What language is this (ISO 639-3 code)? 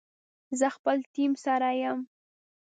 pus